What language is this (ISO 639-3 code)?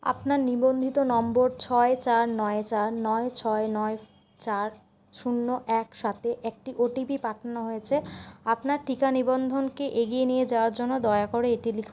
ben